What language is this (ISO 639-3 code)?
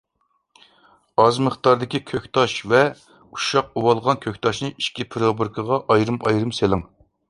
uig